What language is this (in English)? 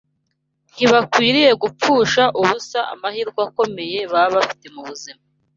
Kinyarwanda